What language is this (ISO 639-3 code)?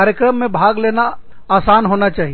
hin